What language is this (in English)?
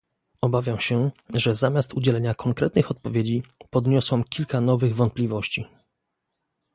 Polish